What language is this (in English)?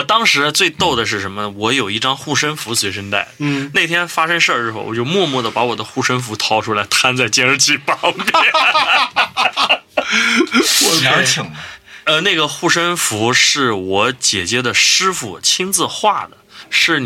Chinese